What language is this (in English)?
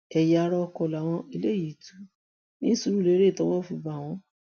Yoruba